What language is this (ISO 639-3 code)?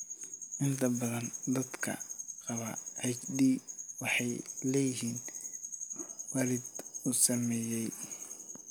som